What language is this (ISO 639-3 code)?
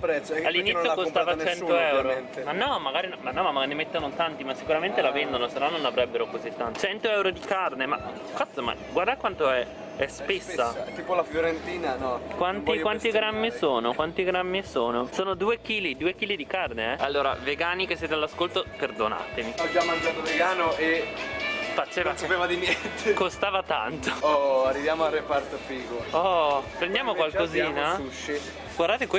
ita